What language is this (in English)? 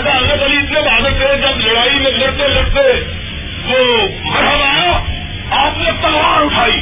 Urdu